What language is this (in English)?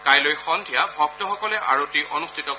Assamese